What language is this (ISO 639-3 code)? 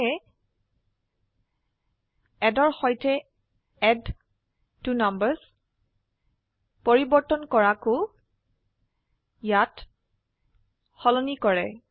asm